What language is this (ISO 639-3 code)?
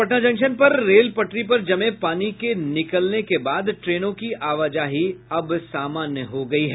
hin